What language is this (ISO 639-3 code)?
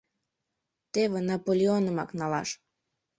chm